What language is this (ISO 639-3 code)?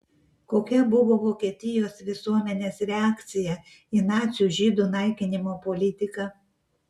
lit